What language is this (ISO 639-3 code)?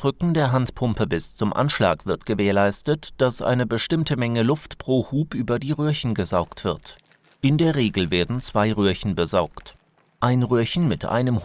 deu